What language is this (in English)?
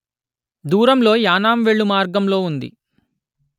Telugu